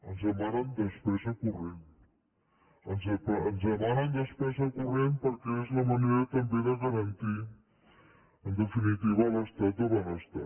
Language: Catalan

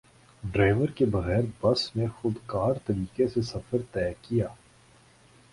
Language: Urdu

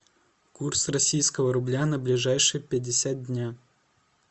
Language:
Russian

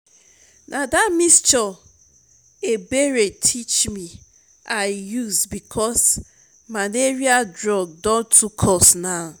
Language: Nigerian Pidgin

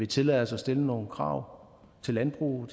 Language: Danish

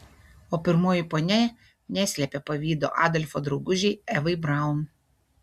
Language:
Lithuanian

